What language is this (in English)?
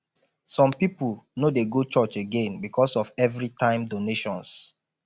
Nigerian Pidgin